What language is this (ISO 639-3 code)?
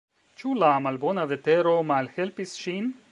epo